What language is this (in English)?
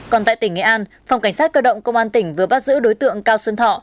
Vietnamese